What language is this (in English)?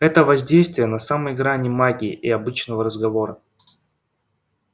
Russian